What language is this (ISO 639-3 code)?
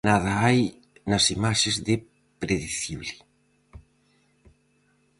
glg